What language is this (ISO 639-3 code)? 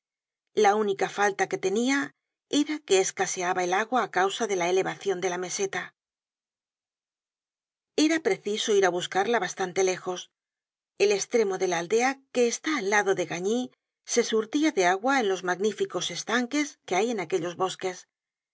spa